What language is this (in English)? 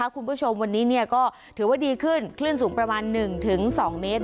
Thai